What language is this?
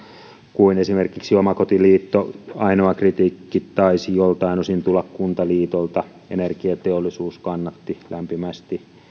Finnish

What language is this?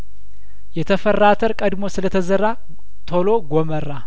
Amharic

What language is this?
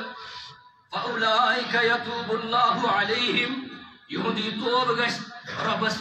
Arabic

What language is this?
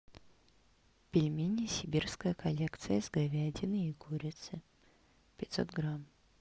Russian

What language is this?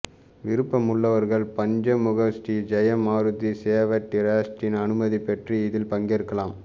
Tamil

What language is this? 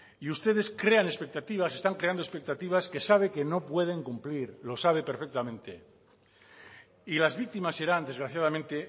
Spanish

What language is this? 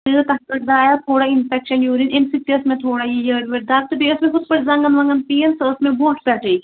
Kashmiri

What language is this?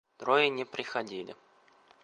Russian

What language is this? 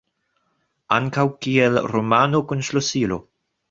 Esperanto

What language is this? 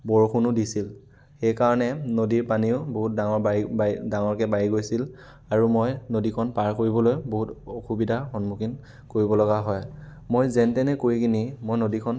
Assamese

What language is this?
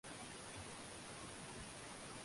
Swahili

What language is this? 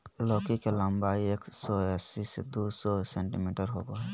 Magahi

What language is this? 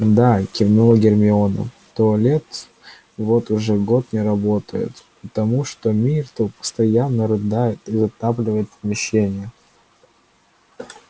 Russian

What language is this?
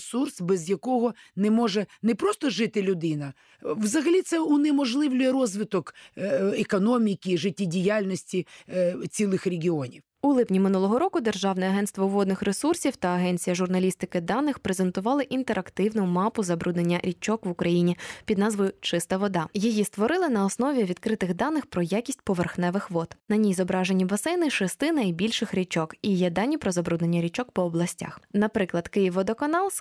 Ukrainian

